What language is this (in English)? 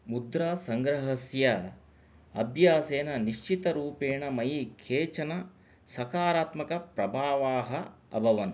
Sanskrit